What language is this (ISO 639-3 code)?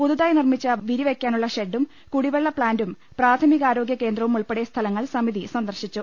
mal